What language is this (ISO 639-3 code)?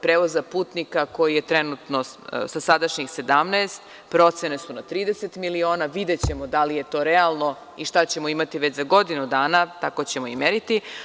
srp